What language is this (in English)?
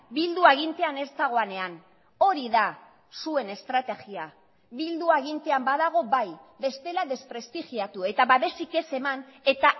Basque